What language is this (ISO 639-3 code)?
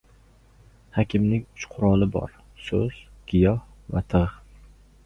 uzb